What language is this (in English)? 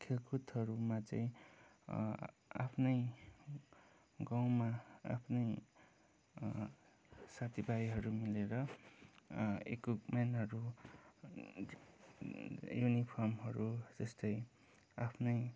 Nepali